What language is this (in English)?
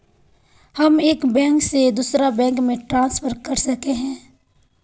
Magahi